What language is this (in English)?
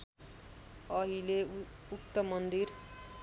Nepali